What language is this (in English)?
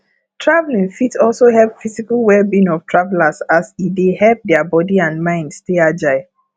Nigerian Pidgin